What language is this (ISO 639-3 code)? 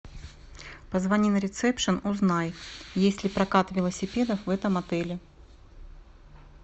rus